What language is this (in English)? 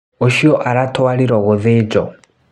Kikuyu